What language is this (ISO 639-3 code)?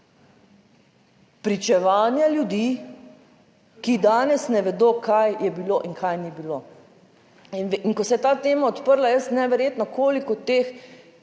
slv